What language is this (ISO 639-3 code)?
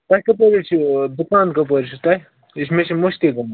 kas